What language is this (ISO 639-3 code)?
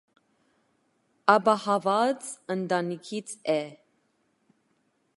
hye